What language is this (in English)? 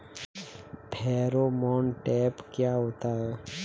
Hindi